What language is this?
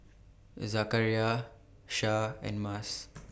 English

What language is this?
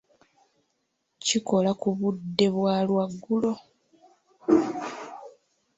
Ganda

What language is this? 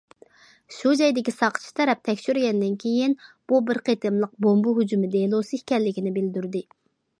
Uyghur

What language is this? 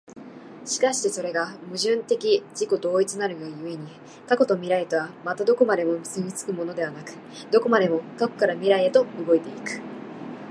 Japanese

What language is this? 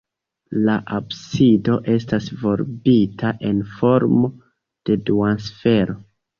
Esperanto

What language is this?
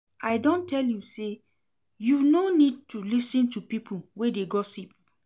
Nigerian Pidgin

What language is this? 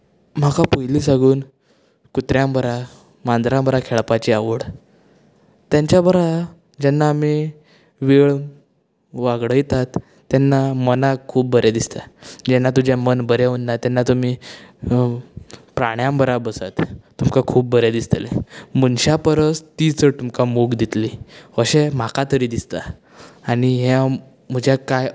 Konkani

